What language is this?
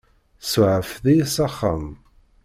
Kabyle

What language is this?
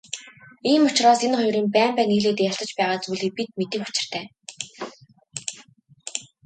Mongolian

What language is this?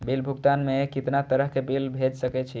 Maithili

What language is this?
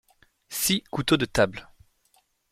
French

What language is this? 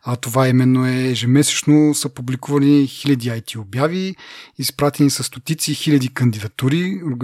Bulgarian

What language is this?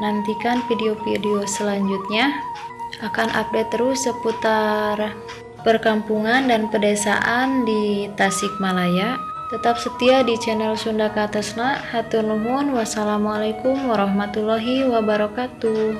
Indonesian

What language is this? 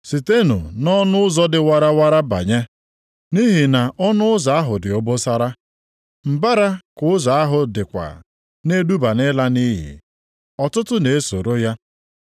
Igbo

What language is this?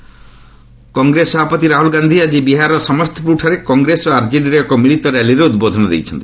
Odia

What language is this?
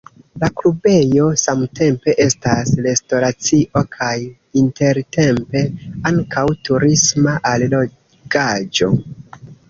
Esperanto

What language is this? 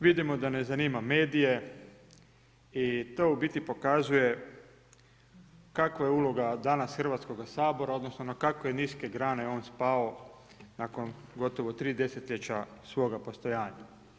Croatian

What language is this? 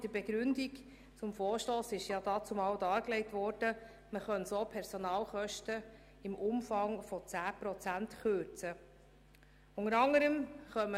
Swiss German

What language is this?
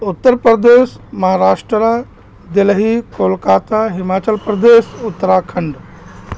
Urdu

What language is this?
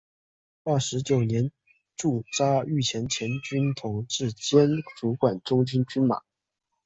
Chinese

